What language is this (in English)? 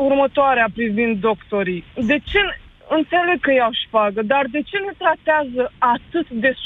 Romanian